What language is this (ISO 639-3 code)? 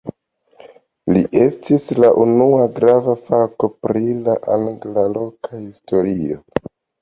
epo